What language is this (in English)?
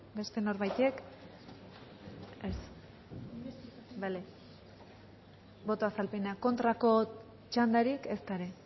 Basque